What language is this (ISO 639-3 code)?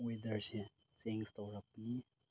mni